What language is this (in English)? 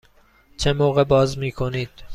Persian